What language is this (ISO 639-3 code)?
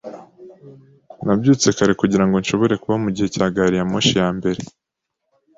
kin